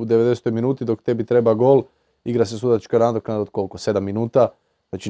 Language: Croatian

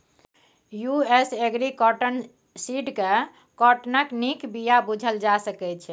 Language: Maithili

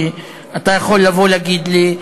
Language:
Hebrew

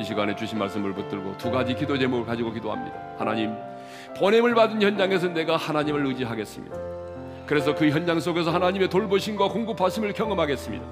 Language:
Korean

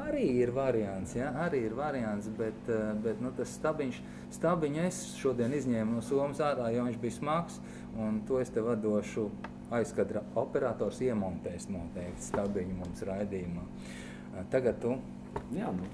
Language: Latvian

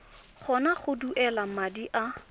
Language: Tswana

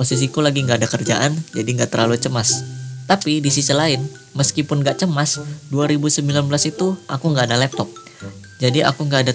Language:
Indonesian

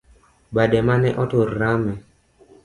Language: Luo (Kenya and Tanzania)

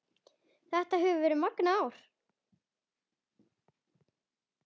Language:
Icelandic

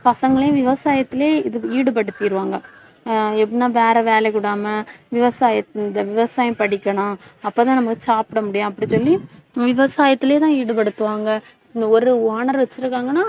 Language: Tamil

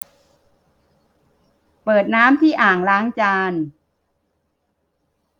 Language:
Thai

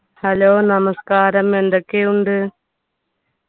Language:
Malayalam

